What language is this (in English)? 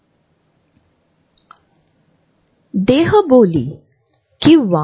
Marathi